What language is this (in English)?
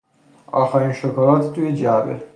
Persian